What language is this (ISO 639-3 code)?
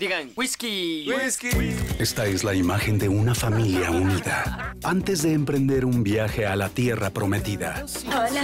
spa